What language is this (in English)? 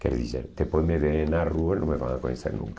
Portuguese